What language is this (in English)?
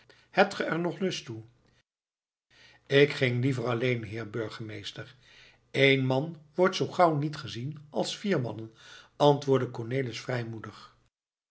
Dutch